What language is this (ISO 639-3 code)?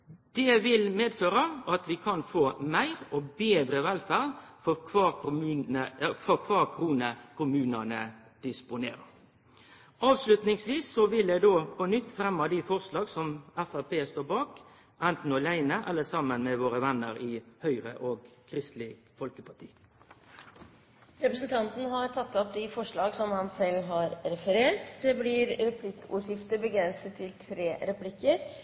nor